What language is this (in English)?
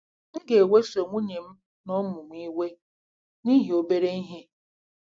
Igbo